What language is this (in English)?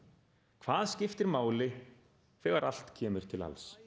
Icelandic